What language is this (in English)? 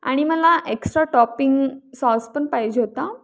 Marathi